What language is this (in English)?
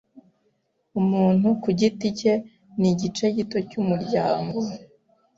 Kinyarwanda